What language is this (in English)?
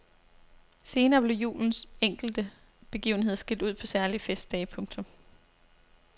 Danish